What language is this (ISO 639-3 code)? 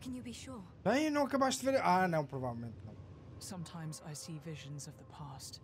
por